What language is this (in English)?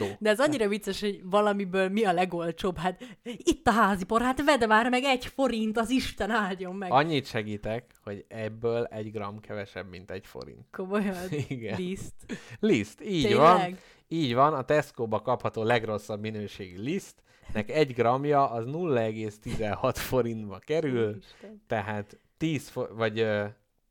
Hungarian